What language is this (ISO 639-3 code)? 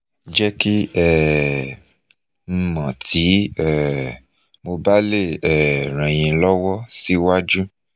yor